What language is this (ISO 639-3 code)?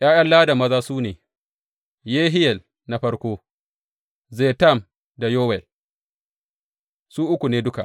hau